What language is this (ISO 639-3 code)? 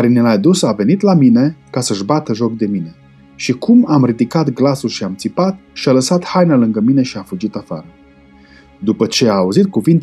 ron